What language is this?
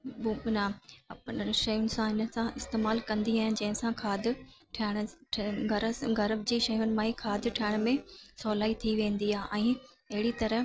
Sindhi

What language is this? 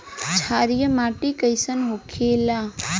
Bhojpuri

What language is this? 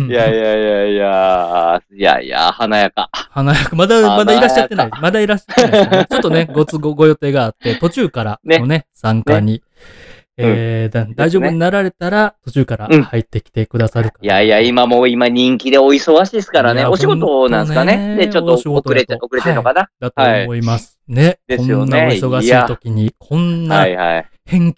Japanese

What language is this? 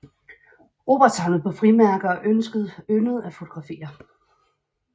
Danish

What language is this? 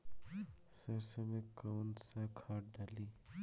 Bhojpuri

